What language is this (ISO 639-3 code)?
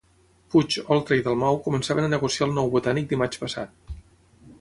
cat